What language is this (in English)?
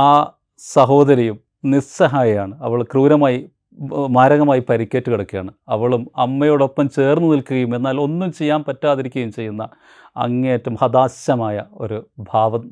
Malayalam